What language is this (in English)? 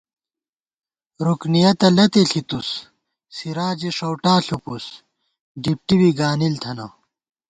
Gawar-Bati